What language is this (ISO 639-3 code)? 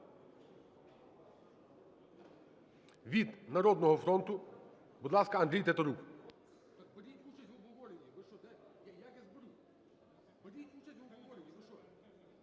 ukr